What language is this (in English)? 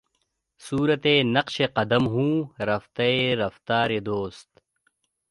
Urdu